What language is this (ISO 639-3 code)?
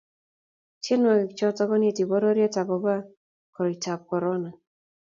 kln